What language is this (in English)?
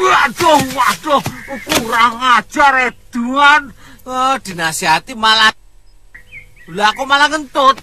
Indonesian